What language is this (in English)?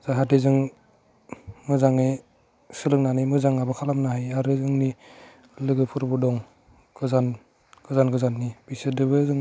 Bodo